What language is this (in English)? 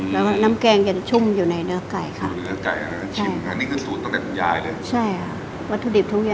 Thai